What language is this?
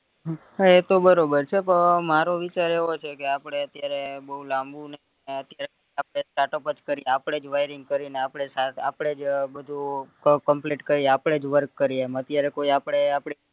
Gujarati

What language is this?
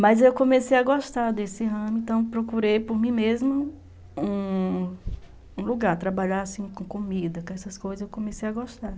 Portuguese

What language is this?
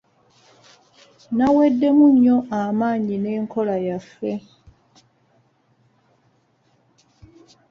Ganda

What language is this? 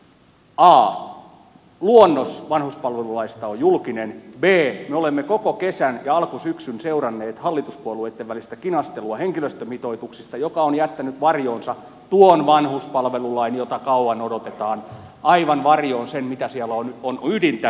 Finnish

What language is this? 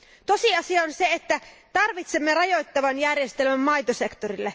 Finnish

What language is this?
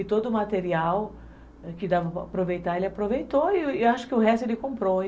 Portuguese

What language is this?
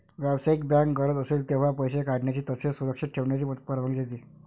Marathi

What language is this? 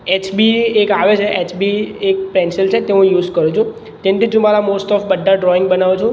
Gujarati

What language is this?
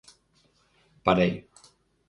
Galician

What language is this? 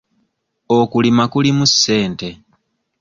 Ganda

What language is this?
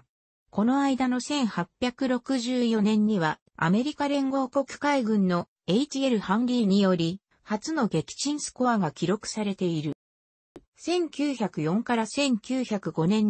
Japanese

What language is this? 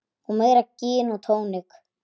Icelandic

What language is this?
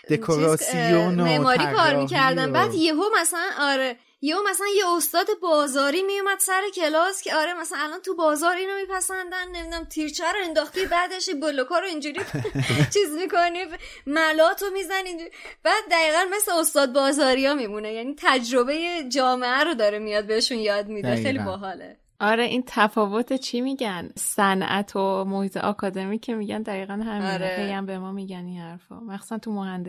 Persian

